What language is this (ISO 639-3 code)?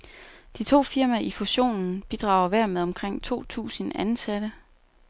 dan